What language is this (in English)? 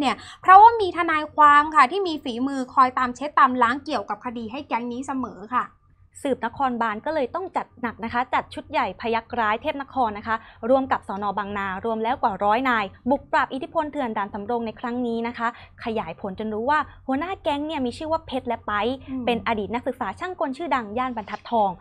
Thai